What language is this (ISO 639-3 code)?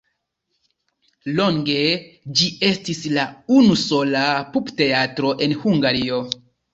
epo